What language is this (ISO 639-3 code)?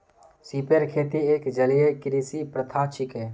mag